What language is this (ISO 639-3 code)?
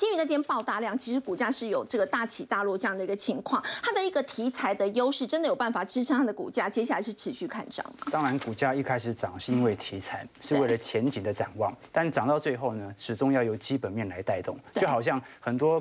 zho